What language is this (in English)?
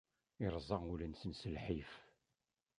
Kabyle